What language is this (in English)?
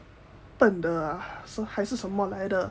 English